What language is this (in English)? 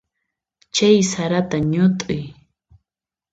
Puno Quechua